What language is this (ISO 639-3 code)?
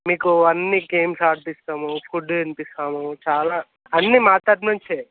tel